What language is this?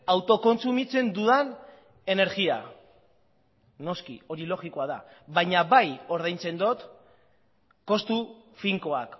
Basque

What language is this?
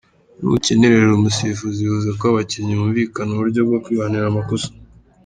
Kinyarwanda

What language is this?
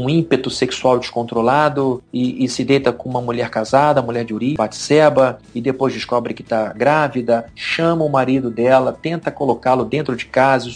Portuguese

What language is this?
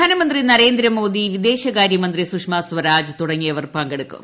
Malayalam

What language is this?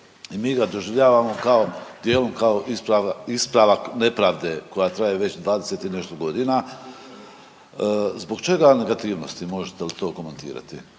Croatian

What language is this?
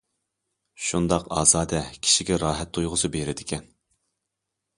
Uyghur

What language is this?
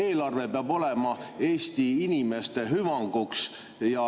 Estonian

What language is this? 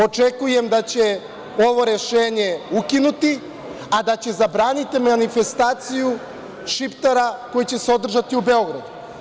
Serbian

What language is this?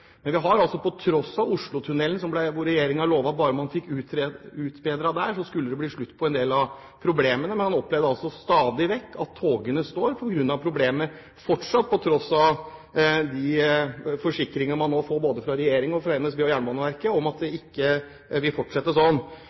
Norwegian Bokmål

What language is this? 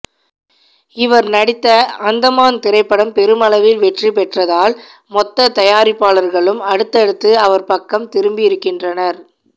Tamil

